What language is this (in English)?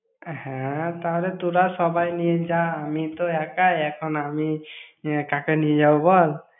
Bangla